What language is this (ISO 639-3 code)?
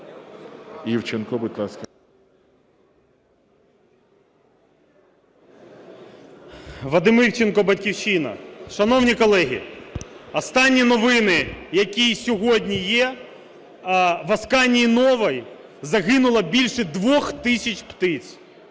ukr